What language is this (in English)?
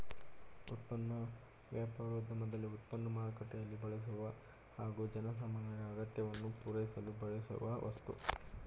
Kannada